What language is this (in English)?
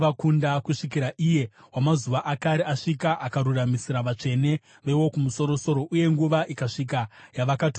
Shona